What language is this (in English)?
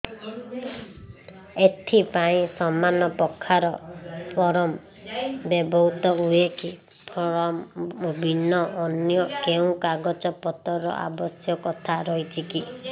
Odia